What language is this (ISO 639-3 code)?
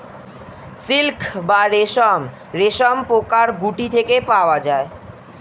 ben